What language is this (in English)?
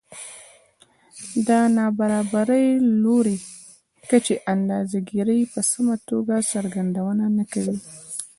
Pashto